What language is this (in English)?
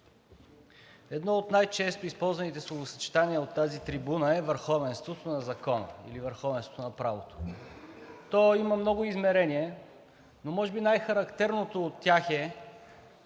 Bulgarian